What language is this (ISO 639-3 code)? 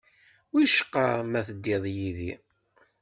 kab